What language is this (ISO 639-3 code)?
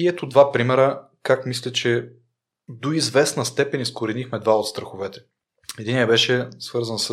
bul